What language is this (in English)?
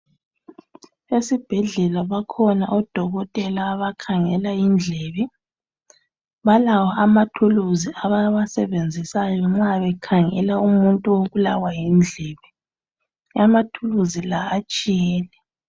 North Ndebele